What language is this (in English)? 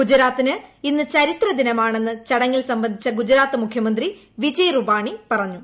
Malayalam